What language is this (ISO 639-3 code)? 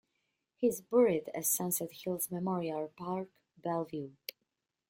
eng